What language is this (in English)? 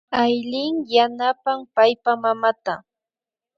Imbabura Highland Quichua